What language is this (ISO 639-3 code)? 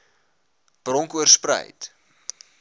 afr